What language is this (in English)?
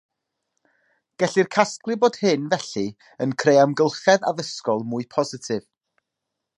Welsh